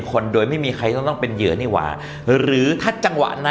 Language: Thai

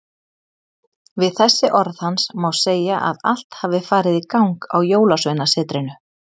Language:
Icelandic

